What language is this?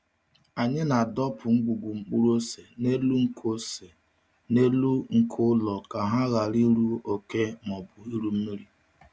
Igbo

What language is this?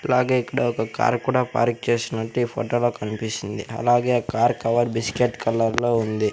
Telugu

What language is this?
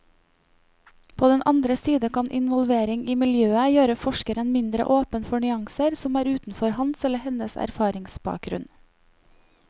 Norwegian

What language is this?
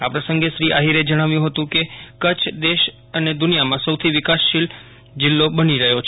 Gujarati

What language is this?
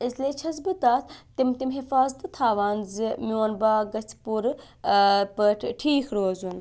Kashmiri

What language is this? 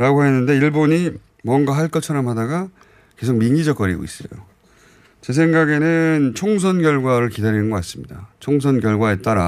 Korean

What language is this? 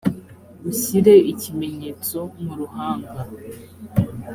Kinyarwanda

